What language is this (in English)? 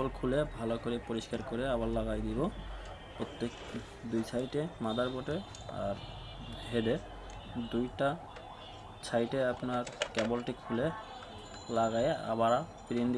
Hindi